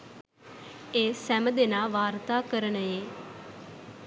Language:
Sinhala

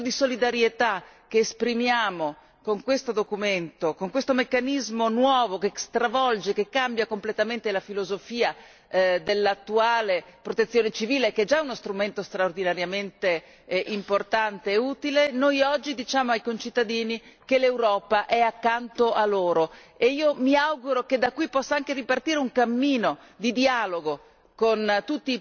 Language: Italian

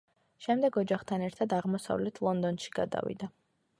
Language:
Georgian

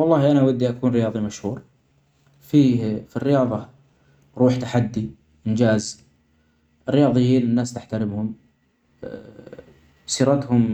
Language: Omani Arabic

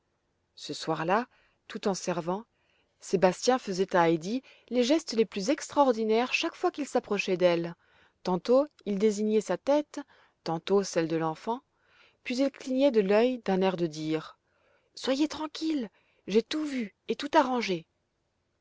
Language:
French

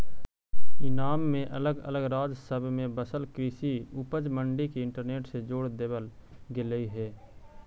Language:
Magahi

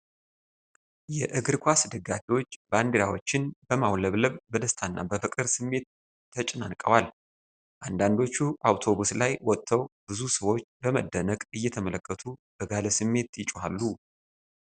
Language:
Amharic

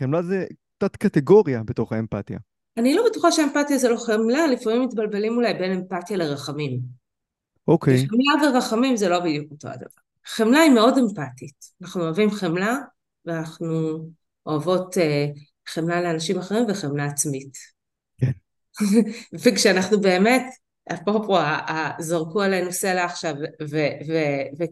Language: Hebrew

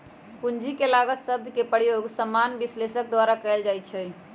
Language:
Magahi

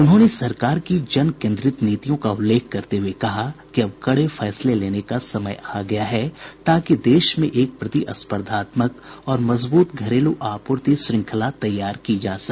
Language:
Hindi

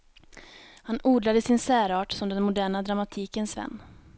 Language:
Swedish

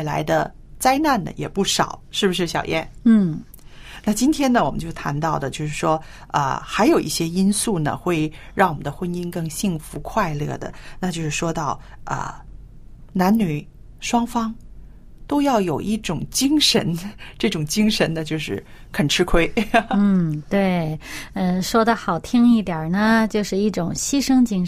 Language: Chinese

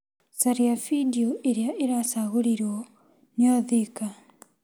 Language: Kikuyu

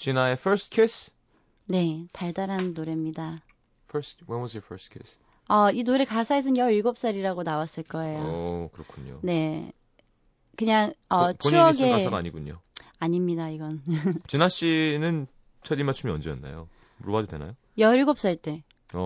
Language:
Korean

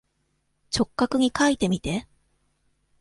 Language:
Japanese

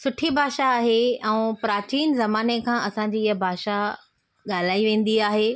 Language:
Sindhi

